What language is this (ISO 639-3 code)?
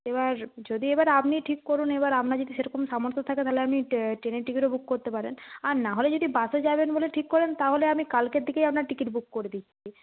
ben